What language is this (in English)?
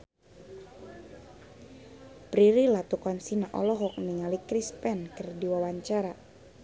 Sundanese